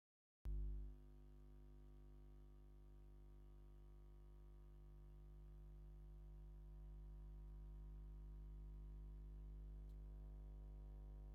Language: Tigrinya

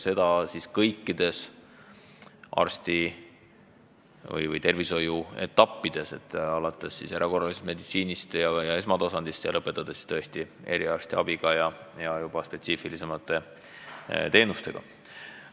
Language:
Estonian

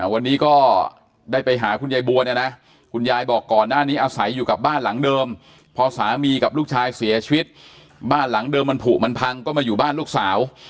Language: Thai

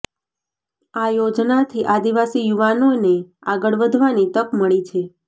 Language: Gujarati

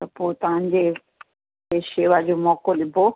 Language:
Sindhi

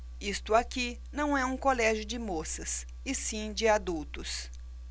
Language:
Portuguese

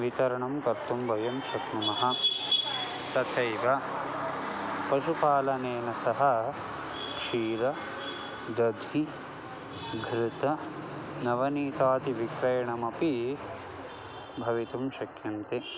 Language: Sanskrit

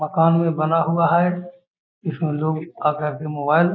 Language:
Magahi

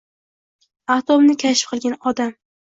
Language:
Uzbek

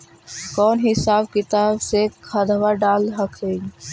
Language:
Magahi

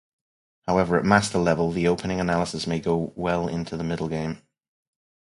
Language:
English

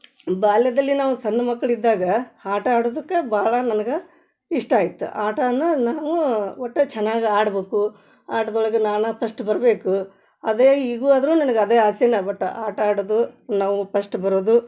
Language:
Kannada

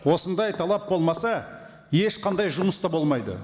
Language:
Kazakh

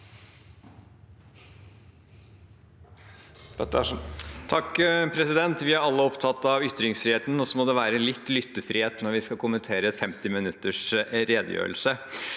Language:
Norwegian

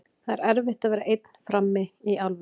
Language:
Icelandic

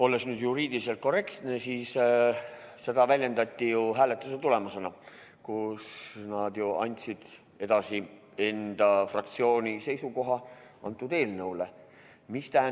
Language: Estonian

